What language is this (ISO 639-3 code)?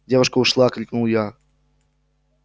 rus